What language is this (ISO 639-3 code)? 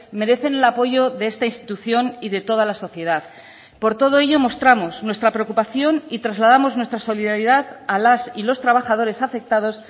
spa